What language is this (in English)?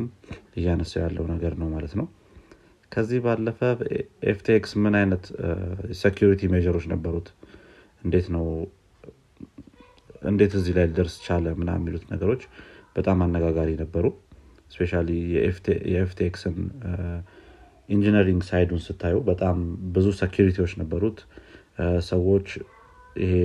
Amharic